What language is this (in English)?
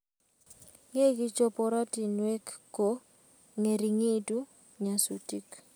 Kalenjin